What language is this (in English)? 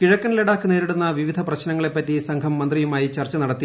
Malayalam